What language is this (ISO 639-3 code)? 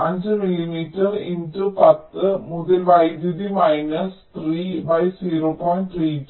mal